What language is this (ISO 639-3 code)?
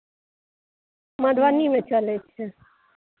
mai